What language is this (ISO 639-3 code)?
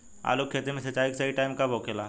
bho